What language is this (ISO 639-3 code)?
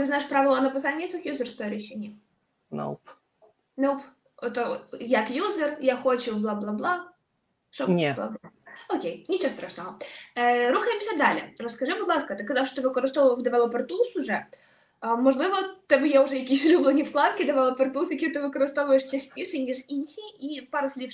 ukr